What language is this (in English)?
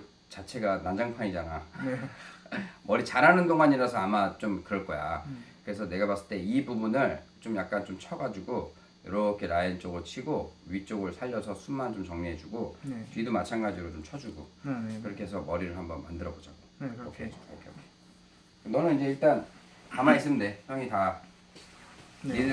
Korean